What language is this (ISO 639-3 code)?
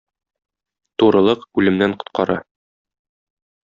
tat